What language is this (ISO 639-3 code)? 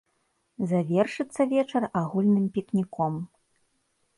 bel